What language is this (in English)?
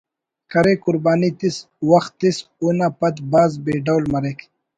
Brahui